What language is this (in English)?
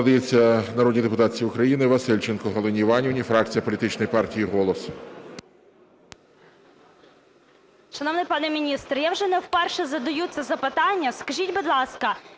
Ukrainian